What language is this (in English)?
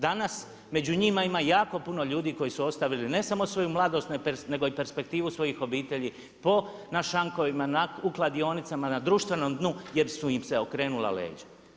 Croatian